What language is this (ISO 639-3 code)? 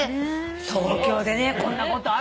jpn